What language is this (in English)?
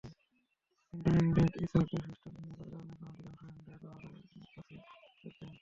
Bangla